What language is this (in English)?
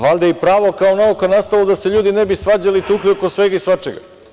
Serbian